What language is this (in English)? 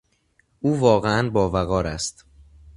Persian